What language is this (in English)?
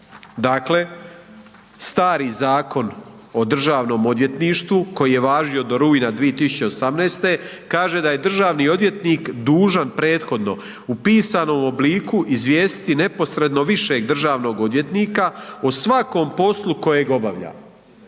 Croatian